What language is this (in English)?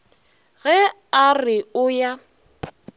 Northern Sotho